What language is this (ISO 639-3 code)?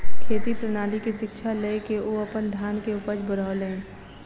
mai